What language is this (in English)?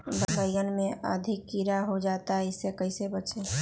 Magahi